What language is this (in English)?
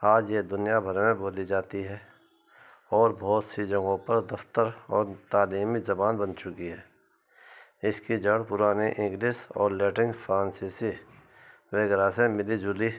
Urdu